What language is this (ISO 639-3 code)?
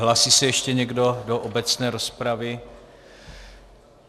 ces